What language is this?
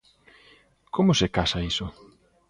Galician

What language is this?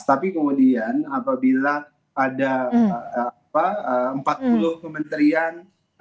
Indonesian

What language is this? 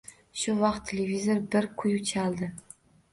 Uzbek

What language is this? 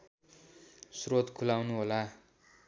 Nepali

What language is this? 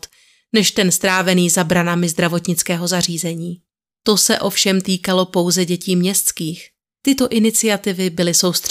Czech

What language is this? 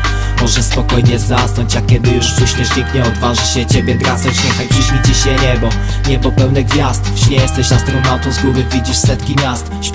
Polish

